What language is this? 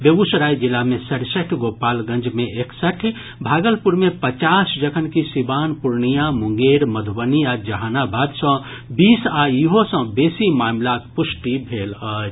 Maithili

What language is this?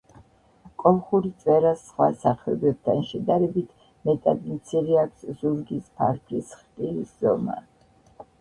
Georgian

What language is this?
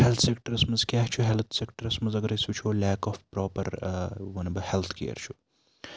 Kashmiri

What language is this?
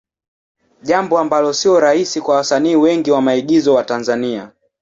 Swahili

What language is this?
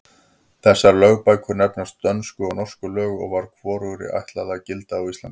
Icelandic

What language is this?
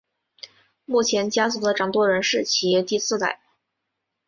Chinese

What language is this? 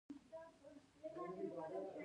Pashto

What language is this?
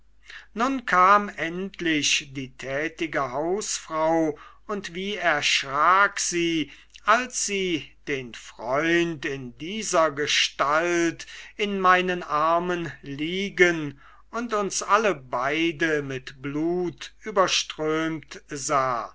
German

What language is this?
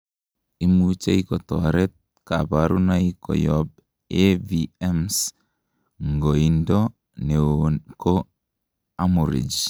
Kalenjin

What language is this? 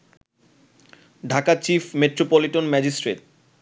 Bangla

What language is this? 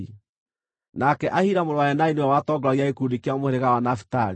Kikuyu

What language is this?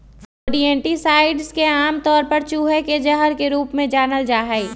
Magahi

